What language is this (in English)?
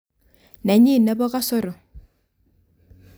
Kalenjin